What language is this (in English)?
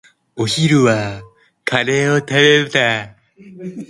Japanese